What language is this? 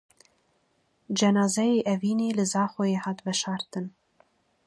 Kurdish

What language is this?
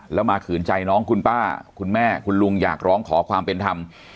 Thai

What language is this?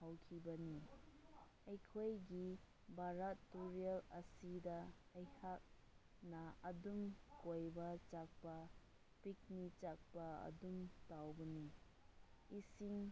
Manipuri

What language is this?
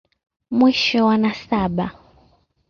Swahili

